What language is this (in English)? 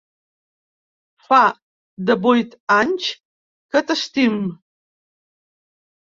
Catalan